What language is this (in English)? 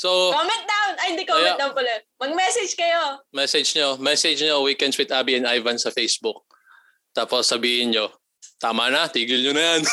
Filipino